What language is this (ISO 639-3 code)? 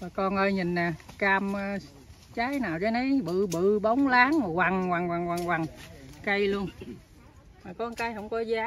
vie